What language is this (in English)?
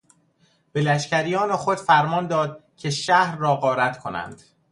Persian